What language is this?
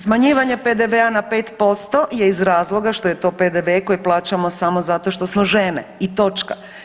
Croatian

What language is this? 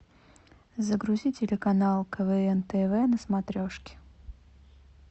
Russian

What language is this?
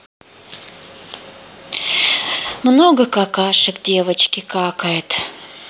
Russian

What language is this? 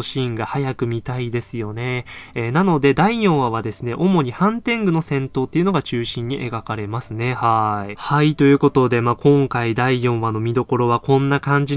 Japanese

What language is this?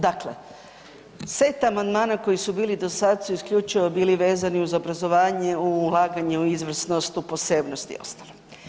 Croatian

